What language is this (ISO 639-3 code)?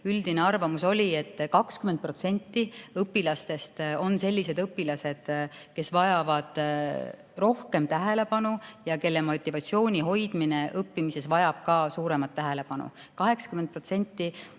est